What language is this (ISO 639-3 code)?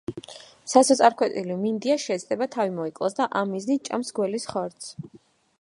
kat